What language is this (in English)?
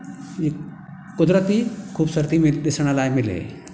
Sindhi